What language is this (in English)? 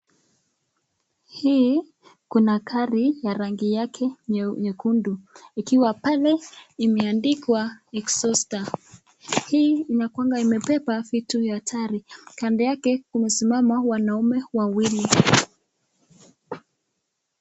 Swahili